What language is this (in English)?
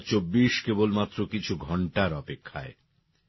Bangla